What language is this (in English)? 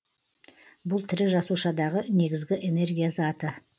Kazakh